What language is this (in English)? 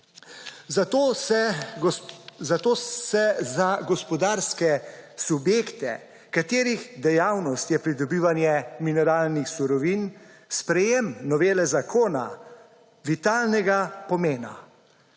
Slovenian